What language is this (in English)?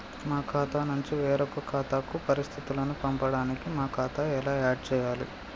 Telugu